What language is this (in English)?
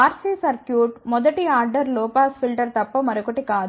Telugu